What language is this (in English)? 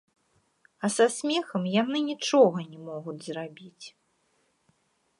Belarusian